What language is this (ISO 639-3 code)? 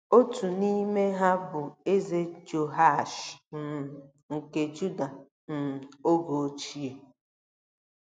ibo